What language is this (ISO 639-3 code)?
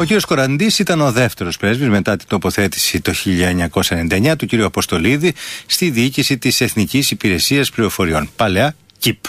ell